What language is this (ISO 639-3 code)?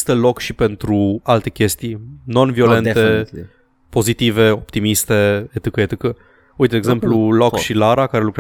ron